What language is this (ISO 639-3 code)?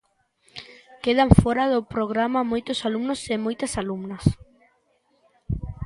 glg